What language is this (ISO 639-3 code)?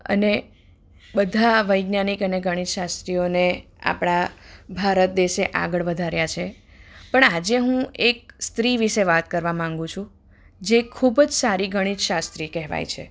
guj